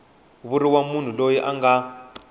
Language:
Tsonga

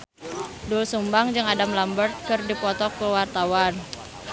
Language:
Sundanese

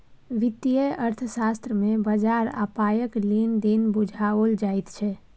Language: Maithili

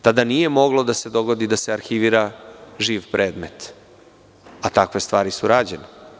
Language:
Serbian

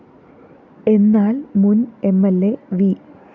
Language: Malayalam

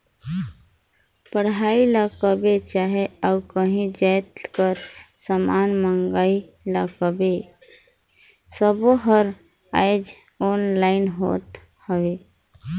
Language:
Chhattisgarhi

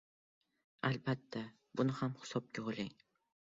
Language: Uzbek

